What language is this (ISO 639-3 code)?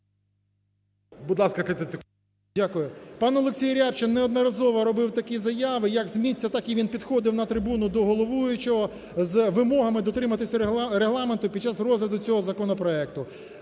ukr